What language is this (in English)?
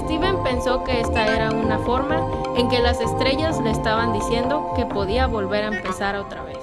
Spanish